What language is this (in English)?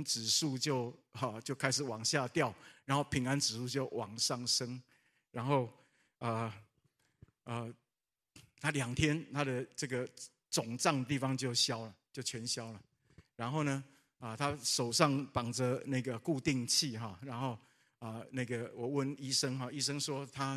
Chinese